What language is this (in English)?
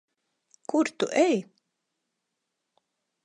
Latvian